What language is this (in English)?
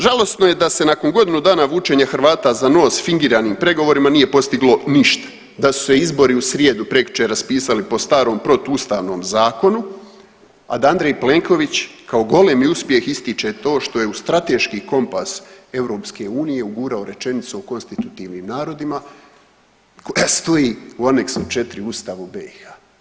Croatian